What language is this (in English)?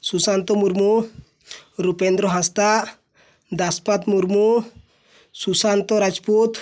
Odia